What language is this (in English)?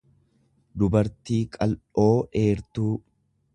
Oromo